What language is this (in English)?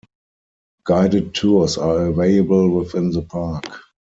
English